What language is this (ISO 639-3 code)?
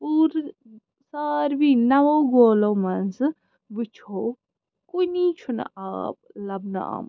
kas